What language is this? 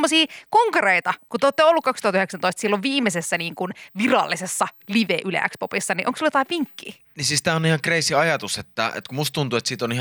Finnish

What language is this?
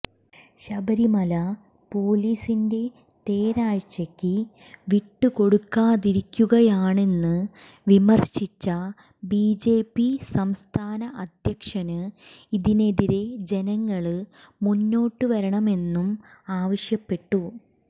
Malayalam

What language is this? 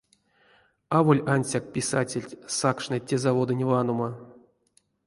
Erzya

